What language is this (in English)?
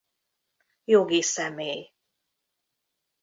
Hungarian